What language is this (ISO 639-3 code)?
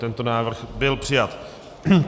ces